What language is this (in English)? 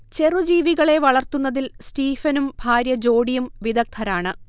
Malayalam